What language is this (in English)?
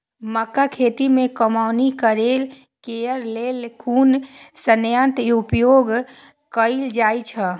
Maithili